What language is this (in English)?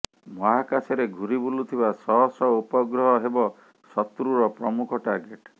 Odia